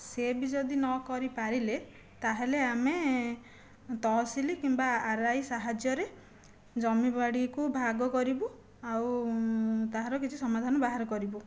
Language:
Odia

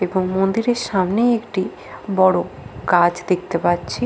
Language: Bangla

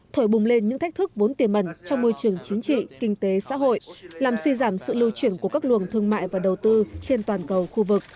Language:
Vietnamese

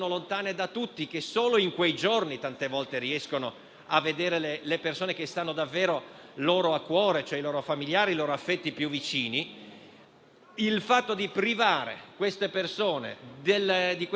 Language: Italian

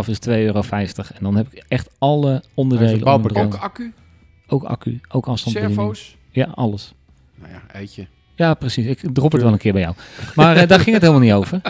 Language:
Dutch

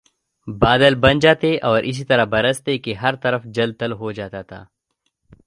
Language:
Urdu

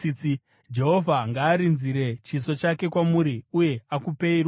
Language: Shona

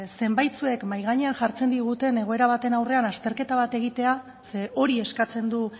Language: Basque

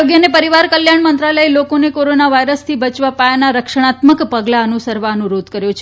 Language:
Gujarati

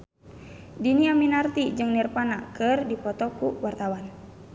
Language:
Sundanese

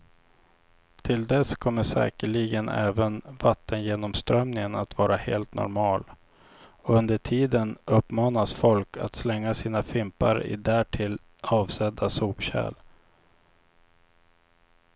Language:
Swedish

